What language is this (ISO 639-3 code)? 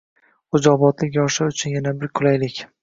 uzb